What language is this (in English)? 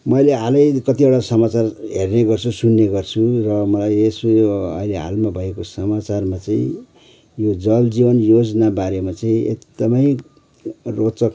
Nepali